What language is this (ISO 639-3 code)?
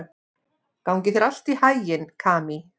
isl